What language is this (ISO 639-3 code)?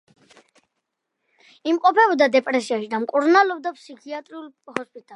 kat